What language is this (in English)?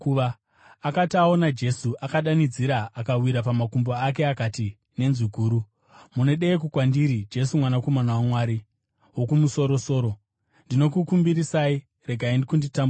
Shona